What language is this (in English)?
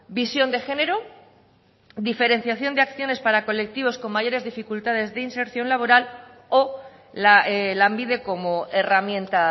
Spanish